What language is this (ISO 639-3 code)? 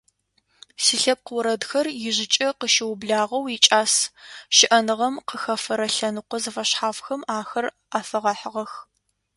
ady